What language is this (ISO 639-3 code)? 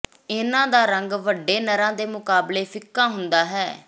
pan